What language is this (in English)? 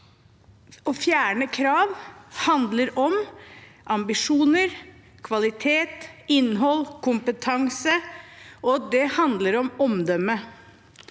Norwegian